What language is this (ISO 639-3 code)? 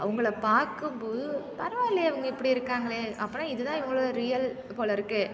tam